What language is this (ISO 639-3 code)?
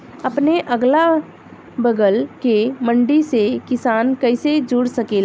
bho